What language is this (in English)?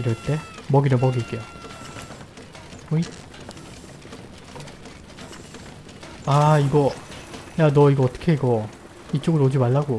Korean